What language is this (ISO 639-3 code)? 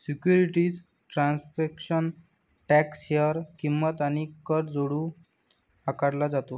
mar